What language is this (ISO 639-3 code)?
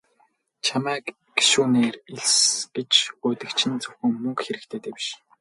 mon